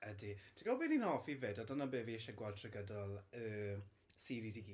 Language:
Welsh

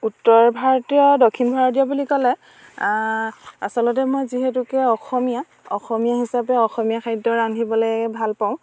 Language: Assamese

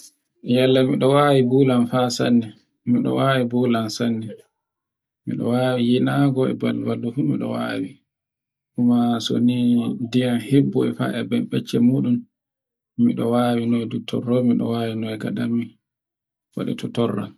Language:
Borgu Fulfulde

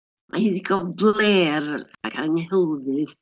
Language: Welsh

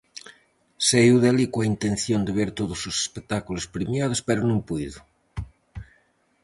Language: Galician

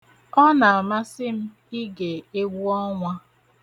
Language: Igbo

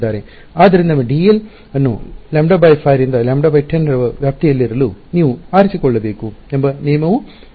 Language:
Kannada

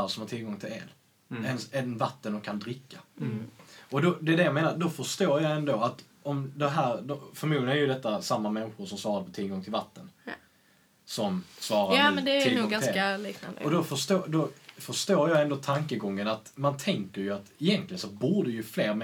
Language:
Swedish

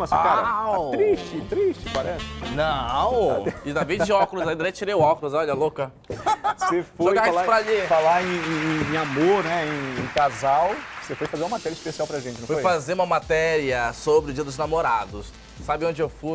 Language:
Portuguese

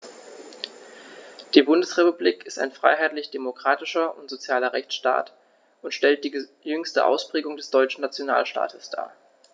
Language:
German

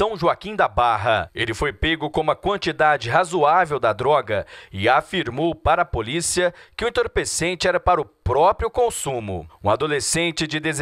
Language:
Portuguese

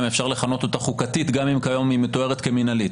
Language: Hebrew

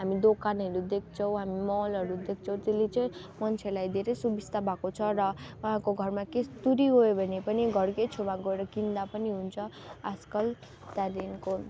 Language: Nepali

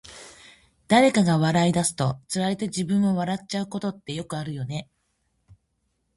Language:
Japanese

